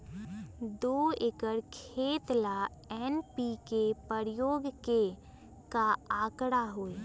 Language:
Magahi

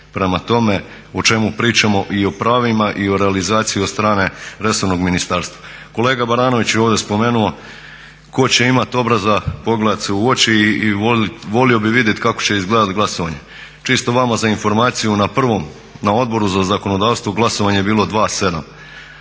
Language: Croatian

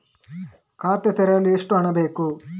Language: Kannada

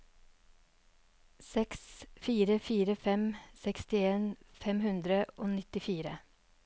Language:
Norwegian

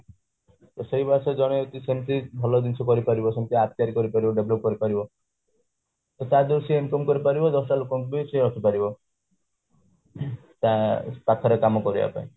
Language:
Odia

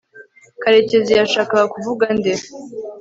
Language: Kinyarwanda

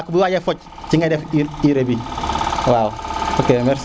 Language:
Serer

